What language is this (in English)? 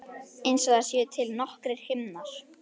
Icelandic